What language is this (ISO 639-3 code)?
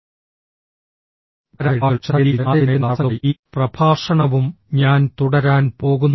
mal